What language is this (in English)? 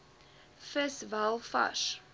Afrikaans